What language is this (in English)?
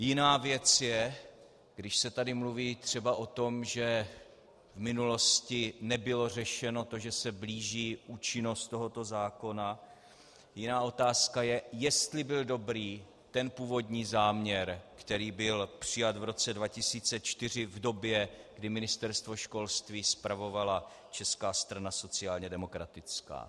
Czech